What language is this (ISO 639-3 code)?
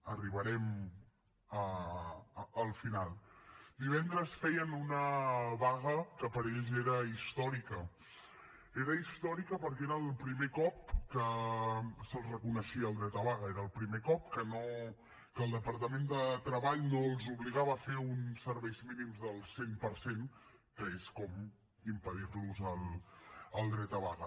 cat